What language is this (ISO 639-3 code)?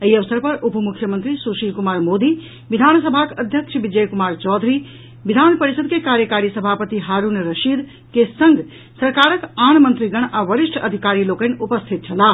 mai